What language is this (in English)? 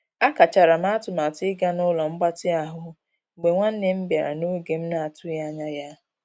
Igbo